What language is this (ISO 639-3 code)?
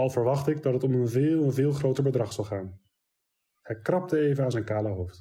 nld